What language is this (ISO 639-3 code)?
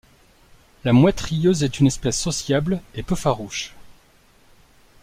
fra